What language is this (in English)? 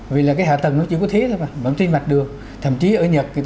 Vietnamese